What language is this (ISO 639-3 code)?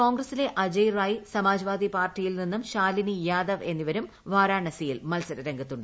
mal